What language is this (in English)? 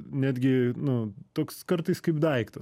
Lithuanian